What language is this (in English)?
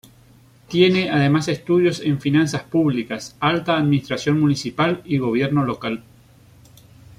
Spanish